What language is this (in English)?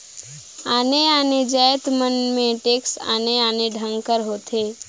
Chhattisgarhi